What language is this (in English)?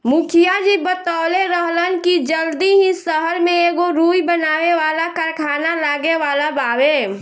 Bhojpuri